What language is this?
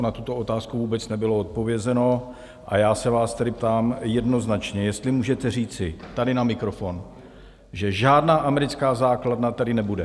Czech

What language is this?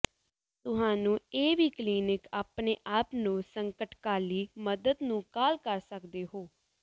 Punjabi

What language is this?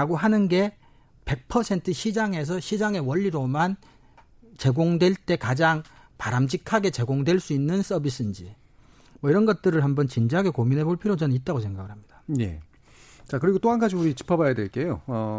Korean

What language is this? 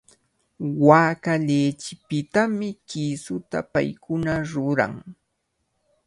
Cajatambo North Lima Quechua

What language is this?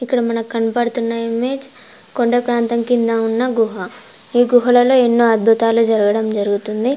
Telugu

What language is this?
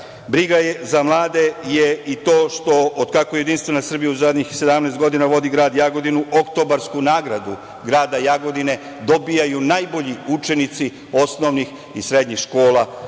Serbian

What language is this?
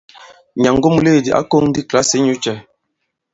Bankon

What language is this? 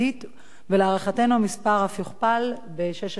Hebrew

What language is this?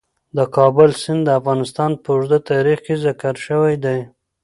Pashto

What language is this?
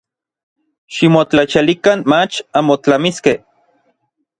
Orizaba Nahuatl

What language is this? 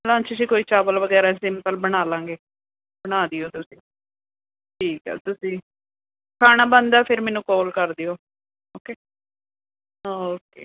Punjabi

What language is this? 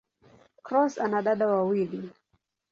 Swahili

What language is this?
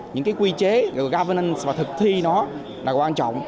Vietnamese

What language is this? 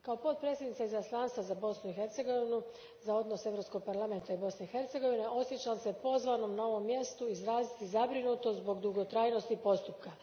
Croatian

